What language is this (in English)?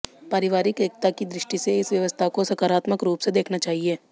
Hindi